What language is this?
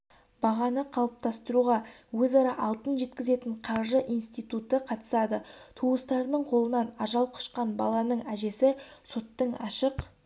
Kazakh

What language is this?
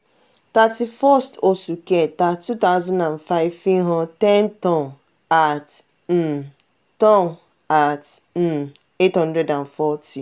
Yoruba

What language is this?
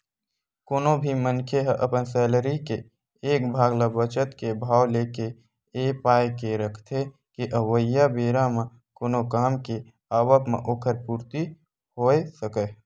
Chhattisgarhi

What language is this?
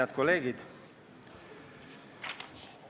Estonian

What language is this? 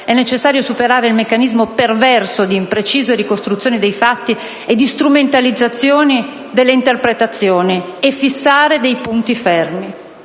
Italian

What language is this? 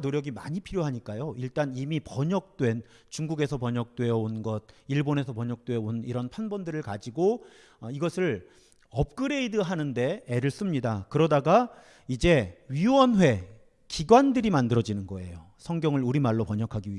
Korean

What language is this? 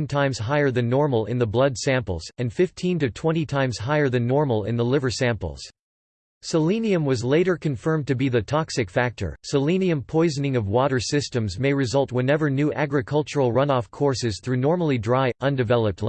English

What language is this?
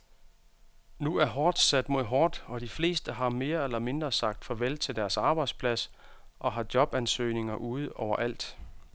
Danish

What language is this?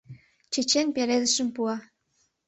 Mari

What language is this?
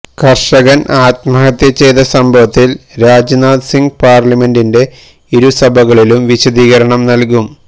Malayalam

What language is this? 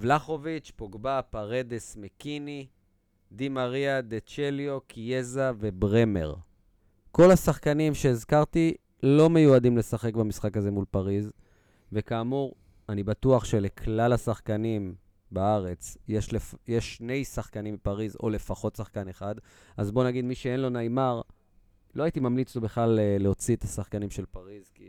Hebrew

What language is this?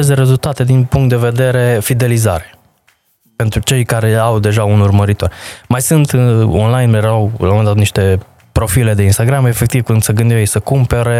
Romanian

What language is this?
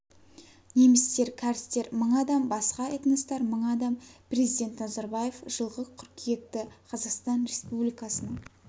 Kazakh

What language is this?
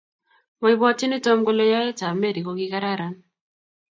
Kalenjin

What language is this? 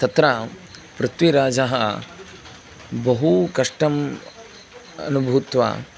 Sanskrit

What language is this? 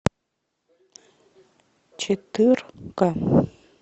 Russian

